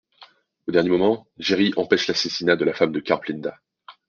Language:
French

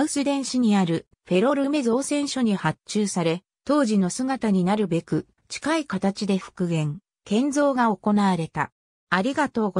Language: Japanese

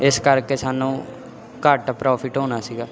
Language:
Punjabi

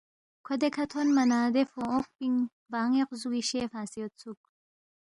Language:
Balti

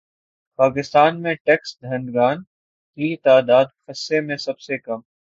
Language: Urdu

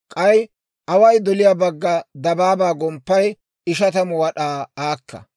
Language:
Dawro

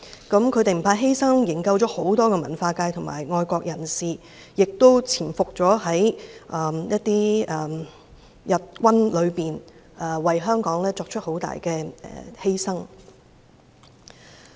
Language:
Cantonese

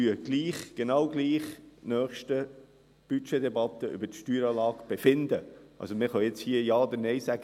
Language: Swiss German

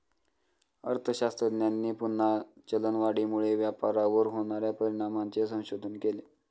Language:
Marathi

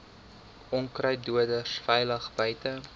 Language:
Afrikaans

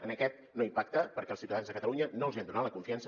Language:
Catalan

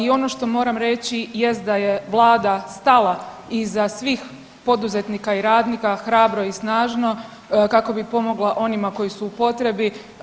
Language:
Croatian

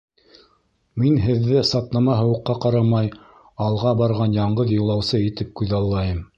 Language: Bashkir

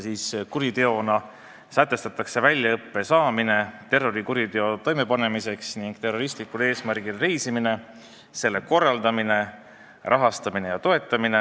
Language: Estonian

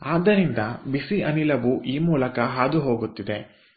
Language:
Kannada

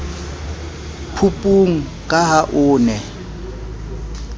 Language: Southern Sotho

